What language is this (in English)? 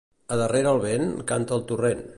Catalan